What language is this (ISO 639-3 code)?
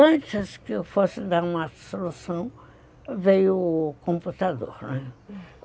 por